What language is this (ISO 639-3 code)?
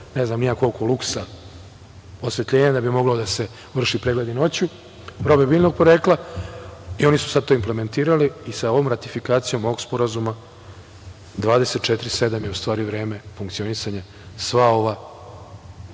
srp